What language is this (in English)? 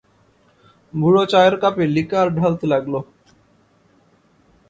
Bangla